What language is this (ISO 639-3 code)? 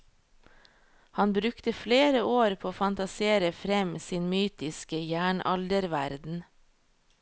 nor